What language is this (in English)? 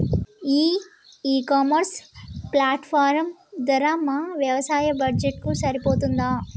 Telugu